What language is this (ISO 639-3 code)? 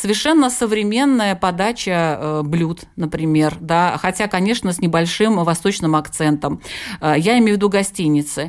rus